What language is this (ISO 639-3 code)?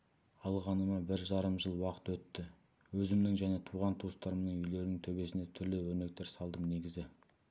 kaz